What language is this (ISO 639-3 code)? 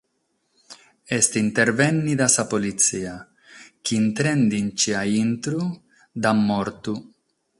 srd